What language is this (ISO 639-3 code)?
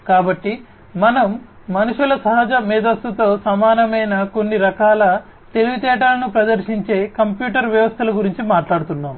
tel